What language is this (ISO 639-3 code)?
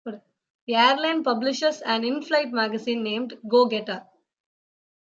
eng